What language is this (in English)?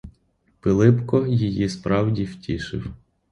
Ukrainian